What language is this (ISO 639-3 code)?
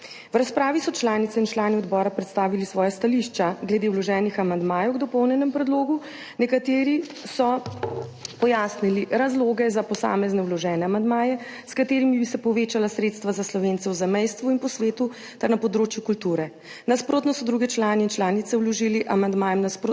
slv